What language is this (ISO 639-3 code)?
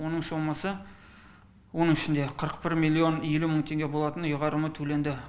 kaz